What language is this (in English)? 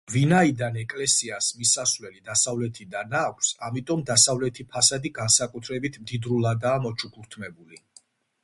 Georgian